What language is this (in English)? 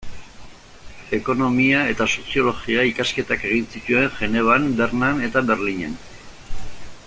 Basque